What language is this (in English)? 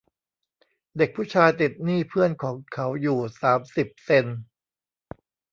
Thai